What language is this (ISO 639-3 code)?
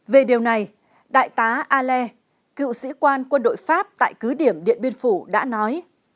vie